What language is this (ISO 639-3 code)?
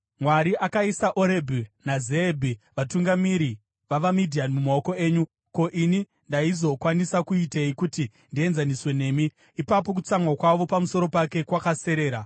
sna